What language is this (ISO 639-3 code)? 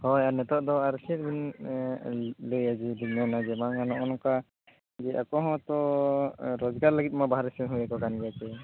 sat